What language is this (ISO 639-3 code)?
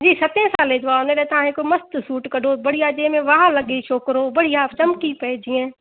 snd